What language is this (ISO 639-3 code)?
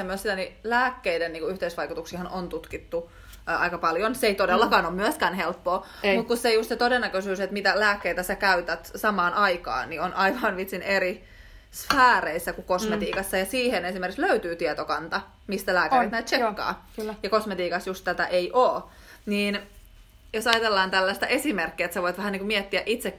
fin